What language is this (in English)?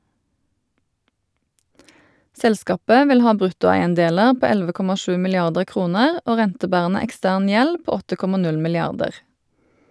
Norwegian